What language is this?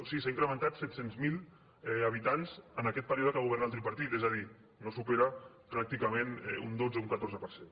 Catalan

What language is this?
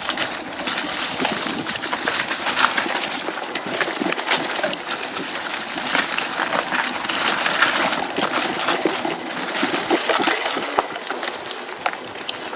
Indonesian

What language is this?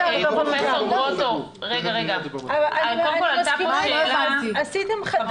Hebrew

